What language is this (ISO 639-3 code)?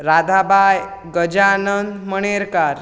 kok